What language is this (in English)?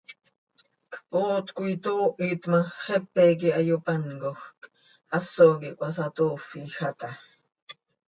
Seri